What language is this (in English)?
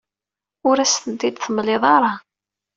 Kabyle